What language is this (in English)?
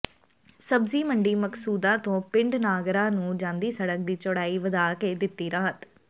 Punjabi